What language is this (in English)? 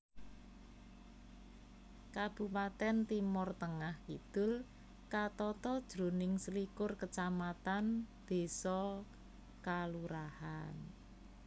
Javanese